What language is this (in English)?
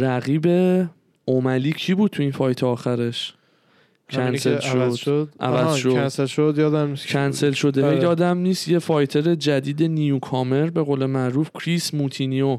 Persian